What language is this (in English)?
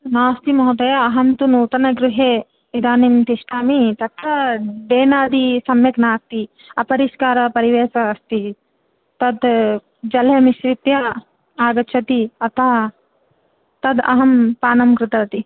Sanskrit